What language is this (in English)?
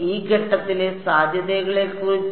Malayalam